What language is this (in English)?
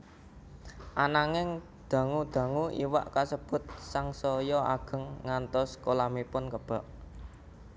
Javanese